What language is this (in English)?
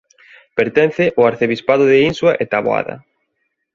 Galician